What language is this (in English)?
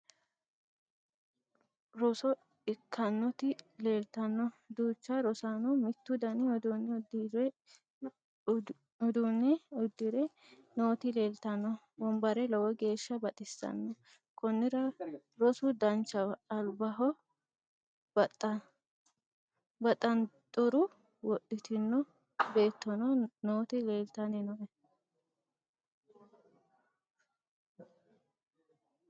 Sidamo